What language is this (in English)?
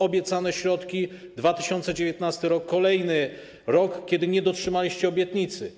Polish